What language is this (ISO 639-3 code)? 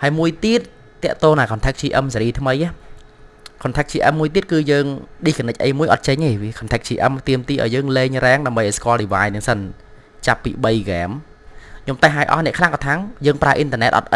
vie